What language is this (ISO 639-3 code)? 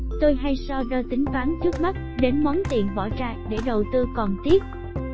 vie